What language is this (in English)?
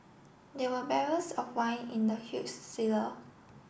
English